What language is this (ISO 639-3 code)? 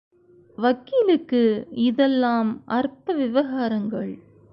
tam